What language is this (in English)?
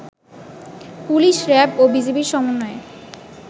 Bangla